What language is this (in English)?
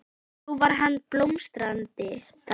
Icelandic